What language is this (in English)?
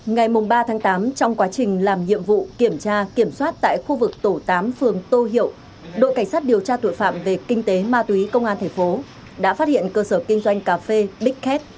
Vietnamese